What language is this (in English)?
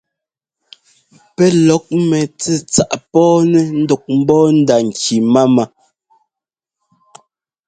Ngomba